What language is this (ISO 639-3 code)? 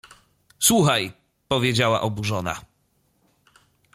pol